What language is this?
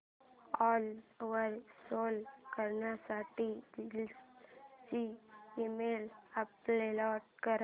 Marathi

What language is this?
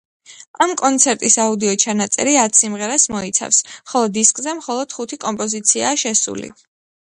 Georgian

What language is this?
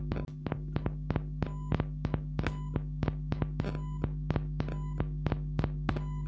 Magahi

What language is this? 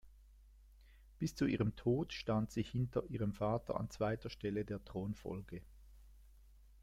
German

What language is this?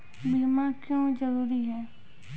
Maithili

